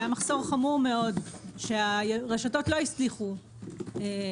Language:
Hebrew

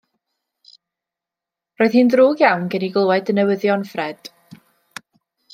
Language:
Welsh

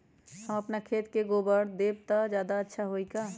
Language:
Magahi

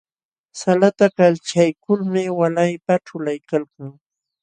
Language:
Jauja Wanca Quechua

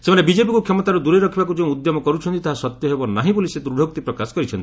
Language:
Odia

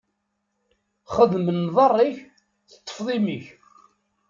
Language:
Kabyle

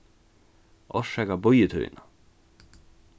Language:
Faroese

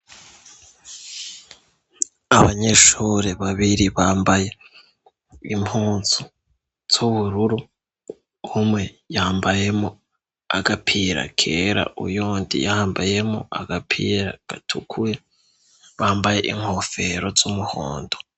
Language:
Rundi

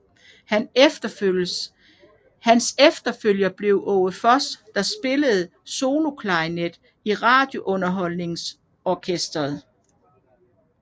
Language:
Danish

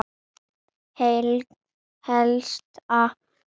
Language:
Icelandic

